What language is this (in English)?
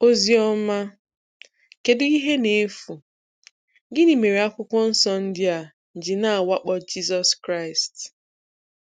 Igbo